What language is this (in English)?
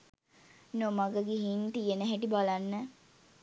Sinhala